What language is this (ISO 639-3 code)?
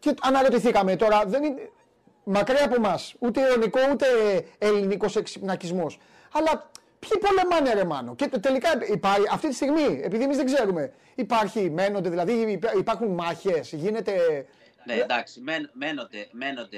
ell